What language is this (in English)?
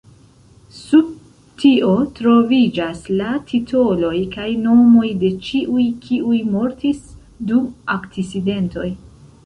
Esperanto